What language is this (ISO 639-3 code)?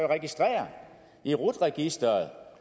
dan